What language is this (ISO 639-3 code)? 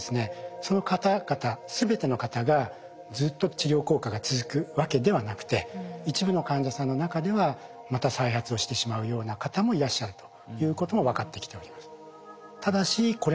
jpn